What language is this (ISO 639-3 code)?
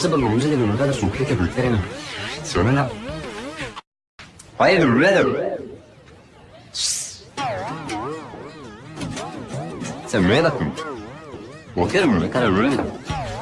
spa